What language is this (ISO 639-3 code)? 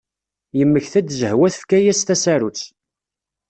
kab